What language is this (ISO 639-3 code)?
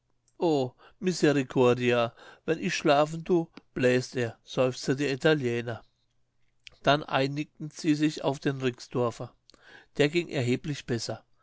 deu